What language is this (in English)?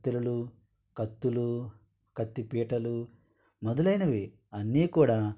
Telugu